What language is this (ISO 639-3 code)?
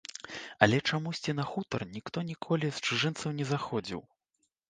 bel